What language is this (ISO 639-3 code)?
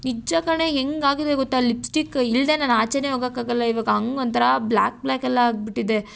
kan